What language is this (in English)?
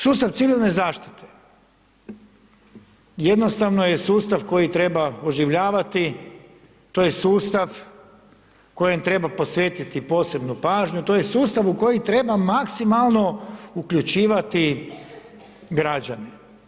Croatian